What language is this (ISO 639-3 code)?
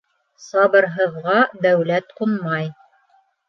bak